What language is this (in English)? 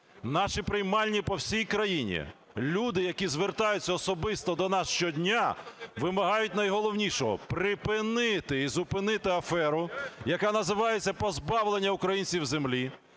Ukrainian